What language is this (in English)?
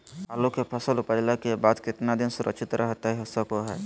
Magahi